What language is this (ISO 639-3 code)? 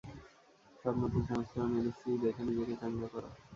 ben